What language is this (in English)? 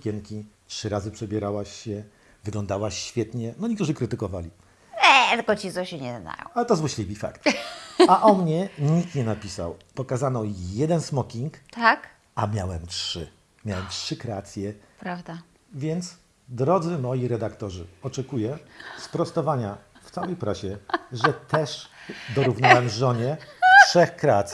Polish